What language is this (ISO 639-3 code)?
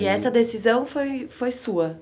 por